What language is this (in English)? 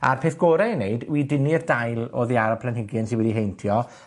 Welsh